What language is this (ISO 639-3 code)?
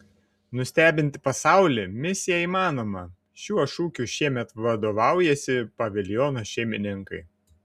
lit